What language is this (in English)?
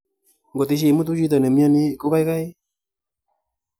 Kalenjin